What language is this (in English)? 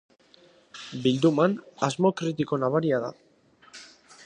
Basque